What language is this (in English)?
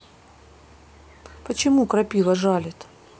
Russian